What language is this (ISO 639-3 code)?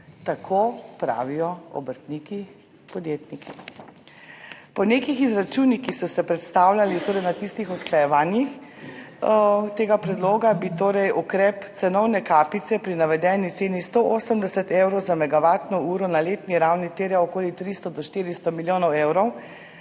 slv